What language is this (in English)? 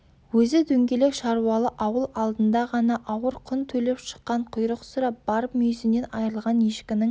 Kazakh